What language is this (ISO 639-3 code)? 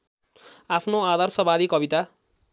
nep